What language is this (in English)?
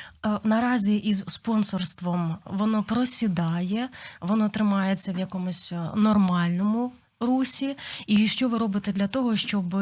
Ukrainian